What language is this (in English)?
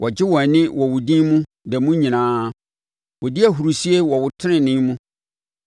Akan